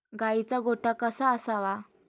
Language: Marathi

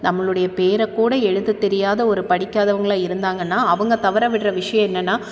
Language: Tamil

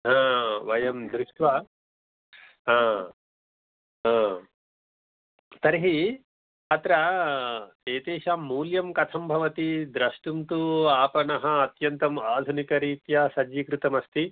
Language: Sanskrit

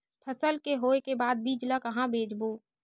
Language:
Chhattisgarhi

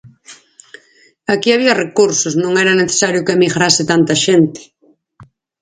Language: Galician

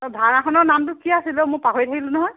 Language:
Assamese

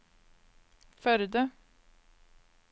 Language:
Norwegian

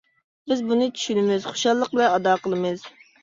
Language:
Uyghur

